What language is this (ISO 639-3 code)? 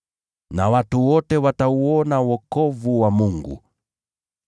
swa